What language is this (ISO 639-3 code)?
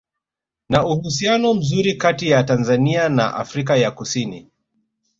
swa